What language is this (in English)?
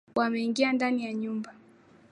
Swahili